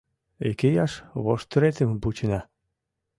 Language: Mari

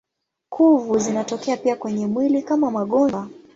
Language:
Swahili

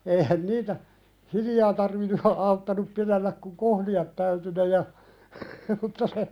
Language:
Finnish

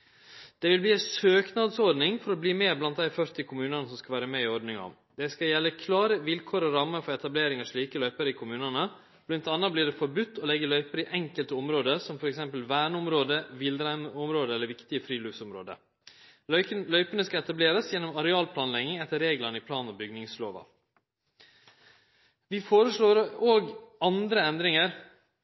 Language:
Norwegian Nynorsk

